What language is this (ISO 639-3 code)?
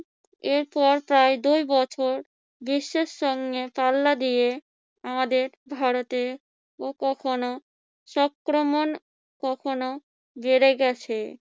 ben